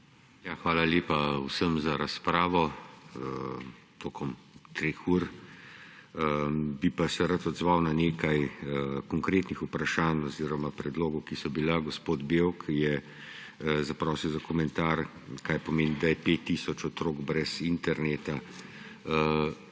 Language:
Slovenian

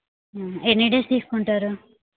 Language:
Telugu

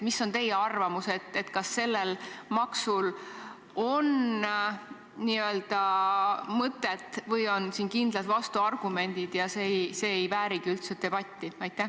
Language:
Estonian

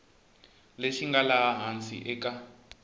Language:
Tsonga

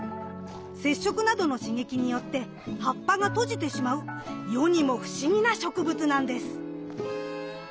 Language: Japanese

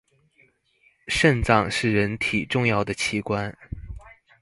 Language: Chinese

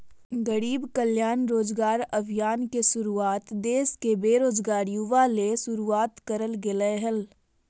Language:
Magahi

